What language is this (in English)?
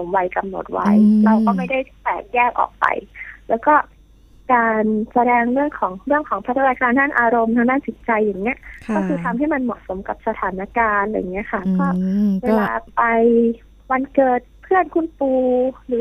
Thai